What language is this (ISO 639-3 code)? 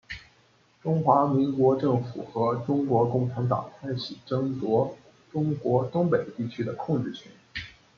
zho